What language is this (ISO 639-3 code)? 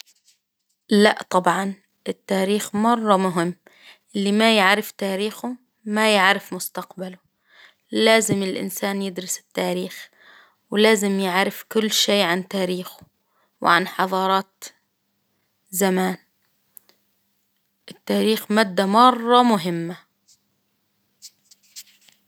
acw